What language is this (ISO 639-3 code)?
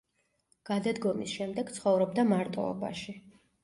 kat